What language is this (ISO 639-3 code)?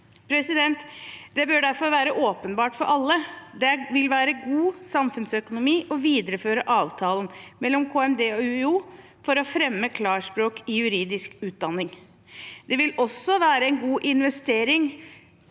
nor